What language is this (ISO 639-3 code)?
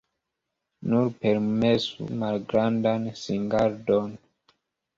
epo